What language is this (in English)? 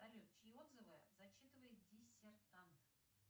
Russian